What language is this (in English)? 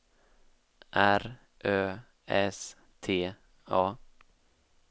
Swedish